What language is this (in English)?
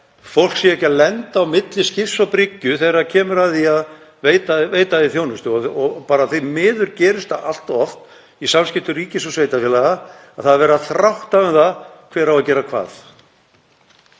Icelandic